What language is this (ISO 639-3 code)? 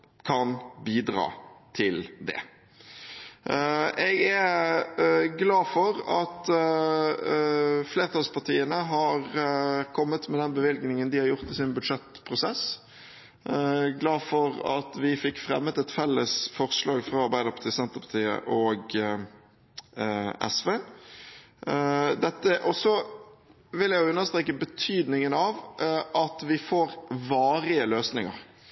nob